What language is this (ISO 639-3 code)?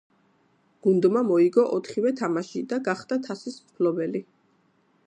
kat